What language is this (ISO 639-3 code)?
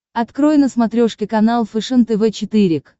rus